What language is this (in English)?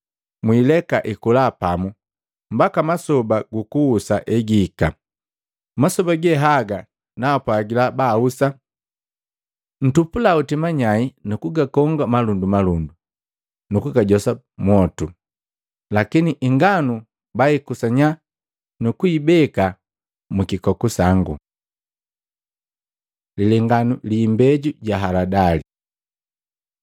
Matengo